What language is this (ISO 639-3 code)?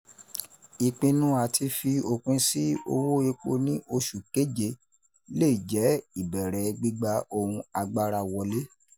yor